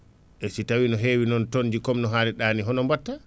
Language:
Fula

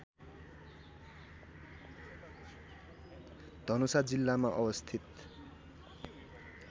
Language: Nepali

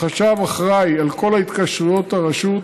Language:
Hebrew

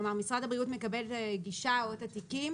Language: Hebrew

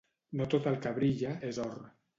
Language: Catalan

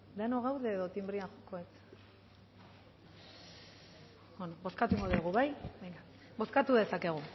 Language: Basque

